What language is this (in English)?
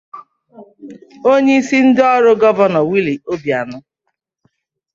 Igbo